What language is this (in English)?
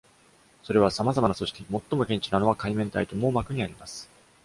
Japanese